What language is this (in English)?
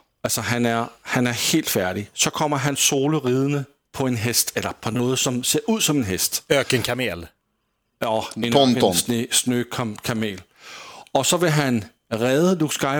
Swedish